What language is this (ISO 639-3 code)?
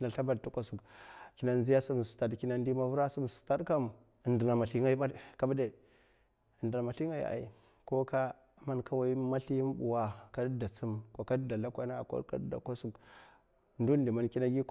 maf